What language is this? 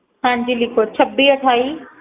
Punjabi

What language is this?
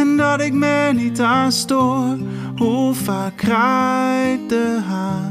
Dutch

